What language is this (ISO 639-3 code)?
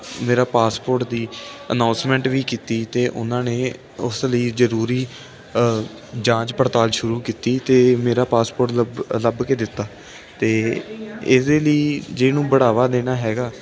pan